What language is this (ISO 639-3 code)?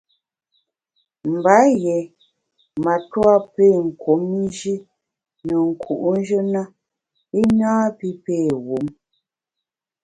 bax